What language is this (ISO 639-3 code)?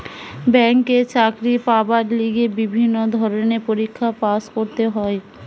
ben